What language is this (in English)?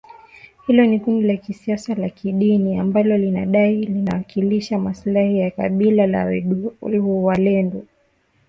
Swahili